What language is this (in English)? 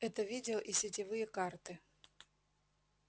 Russian